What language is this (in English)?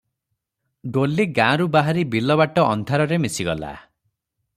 Odia